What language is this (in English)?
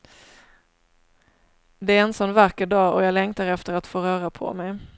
Swedish